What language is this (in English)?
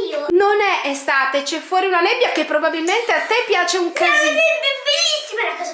Italian